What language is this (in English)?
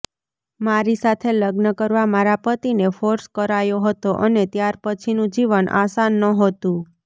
Gujarati